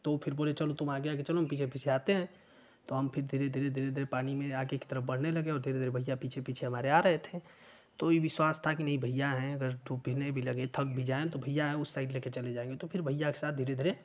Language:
Hindi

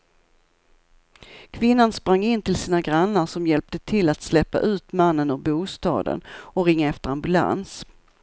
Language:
Swedish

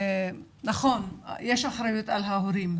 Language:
Hebrew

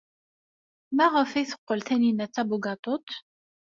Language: Kabyle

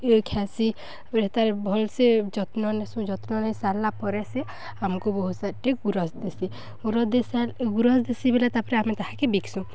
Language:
Odia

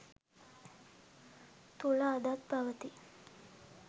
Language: Sinhala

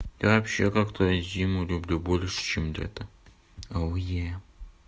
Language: Russian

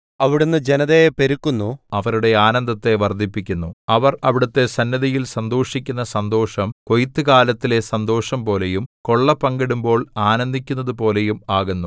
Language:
Malayalam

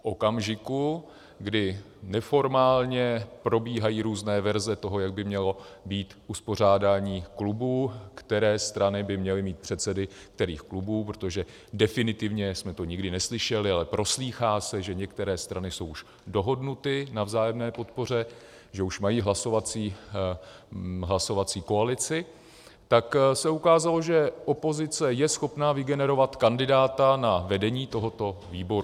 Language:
Czech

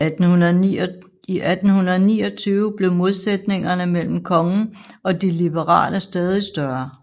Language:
Danish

